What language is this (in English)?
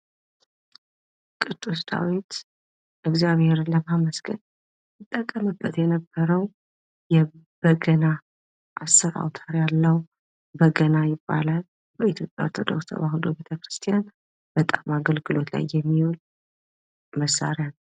Amharic